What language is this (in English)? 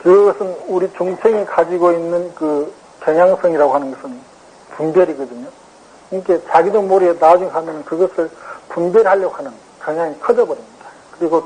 Korean